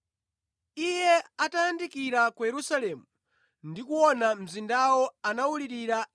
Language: Nyanja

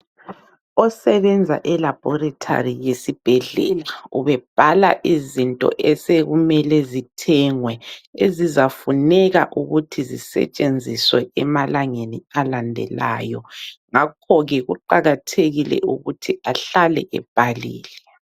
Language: North Ndebele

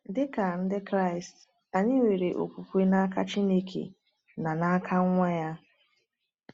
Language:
Igbo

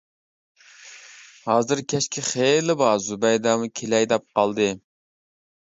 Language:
Uyghur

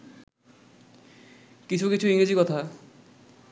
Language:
Bangla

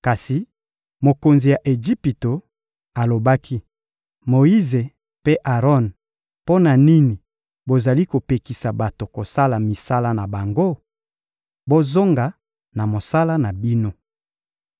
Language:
Lingala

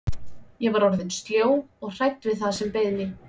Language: Icelandic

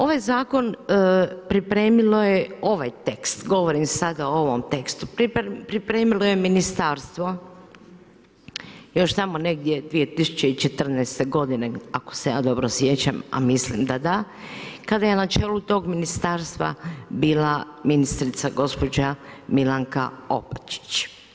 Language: Croatian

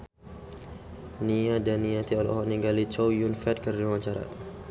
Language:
Sundanese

